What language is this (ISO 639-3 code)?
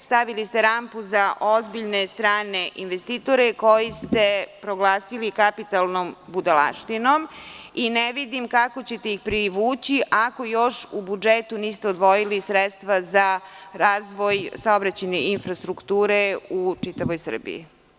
srp